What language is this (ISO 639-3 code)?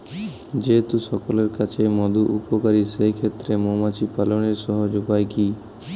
ben